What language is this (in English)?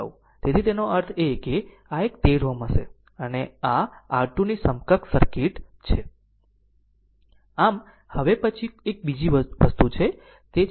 Gujarati